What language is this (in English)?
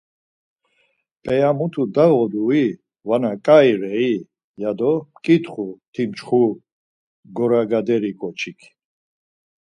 Laz